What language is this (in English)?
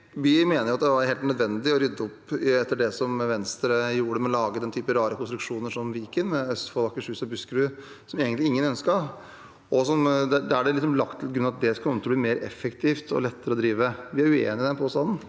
Norwegian